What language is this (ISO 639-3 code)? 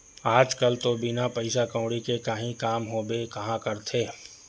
hne